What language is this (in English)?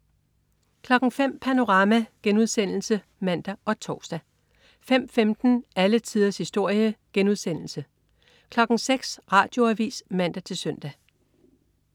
Danish